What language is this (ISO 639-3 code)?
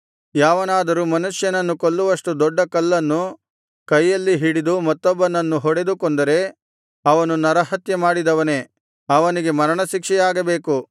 kan